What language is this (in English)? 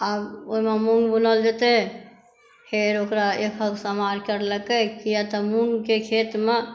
Maithili